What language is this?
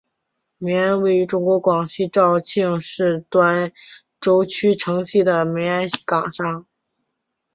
Chinese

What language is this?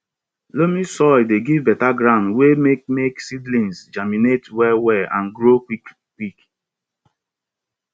Nigerian Pidgin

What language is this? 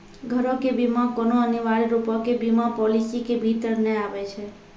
Maithili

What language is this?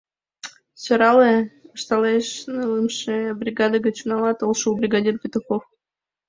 Mari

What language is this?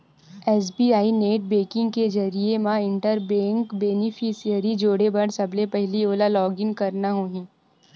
Chhattisgarhi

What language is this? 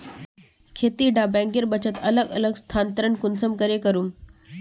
Magahi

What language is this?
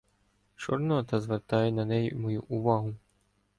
Ukrainian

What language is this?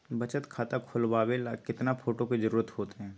Magahi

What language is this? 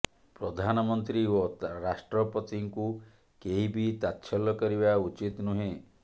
Odia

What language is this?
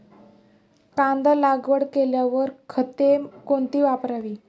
Marathi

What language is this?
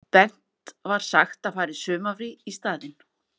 Icelandic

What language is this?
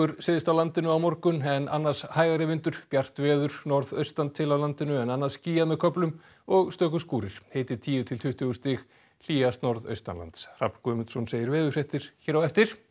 Icelandic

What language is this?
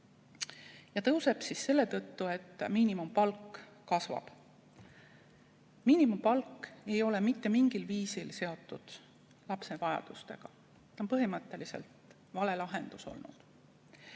Estonian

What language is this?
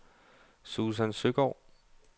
Danish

